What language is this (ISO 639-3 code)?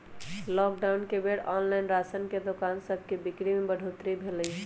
mag